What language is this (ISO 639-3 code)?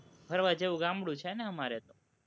guj